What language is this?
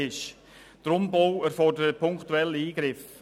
Swiss German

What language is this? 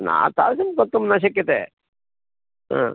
Sanskrit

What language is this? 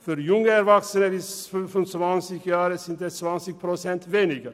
Swiss German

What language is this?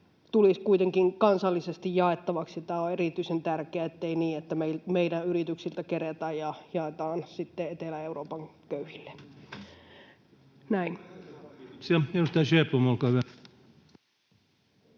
Finnish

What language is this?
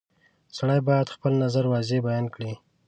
Pashto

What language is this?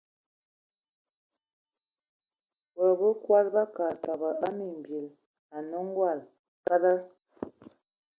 Ewondo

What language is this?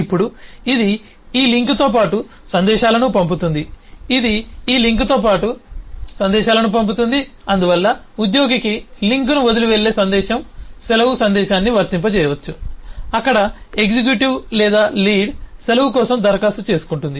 Telugu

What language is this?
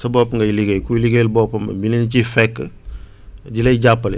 Wolof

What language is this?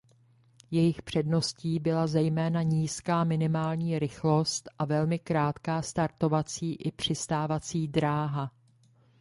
Czech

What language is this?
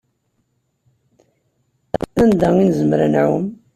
Kabyle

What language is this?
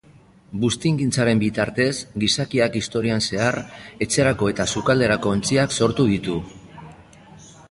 Basque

